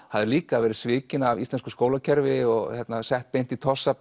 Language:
Icelandic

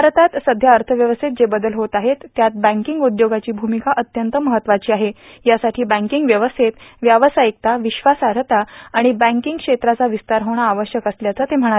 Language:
Marathi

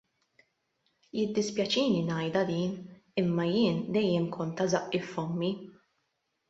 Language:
Maltese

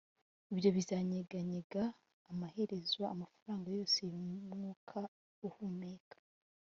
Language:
Kinyarwanda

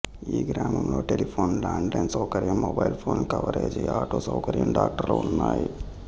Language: Telugu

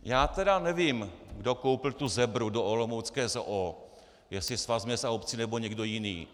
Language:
Czech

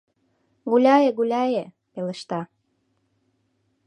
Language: Mari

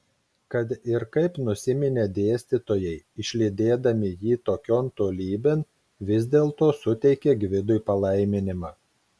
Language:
Lithuanian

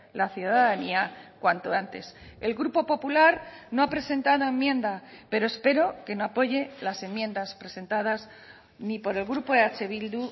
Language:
Spanish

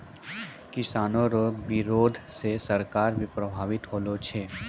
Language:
Maithili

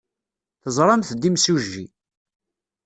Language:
Kabyle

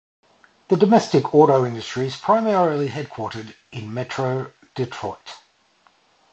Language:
English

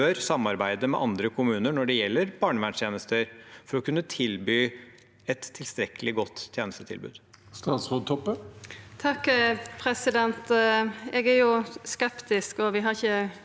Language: Norwegian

